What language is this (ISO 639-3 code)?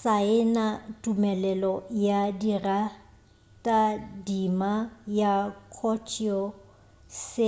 nso